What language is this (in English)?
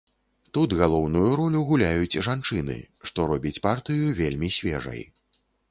Belarusian